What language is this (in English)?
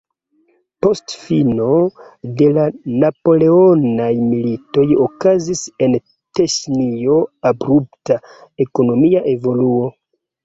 Esperanto